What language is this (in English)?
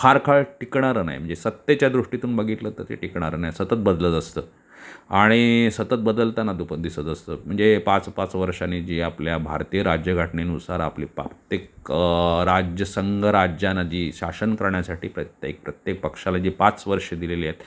Marathi